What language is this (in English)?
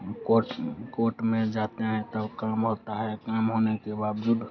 Hindi